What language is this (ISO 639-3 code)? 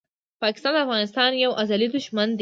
pus